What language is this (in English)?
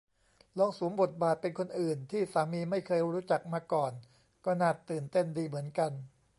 Thai